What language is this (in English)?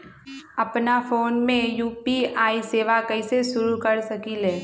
Magahi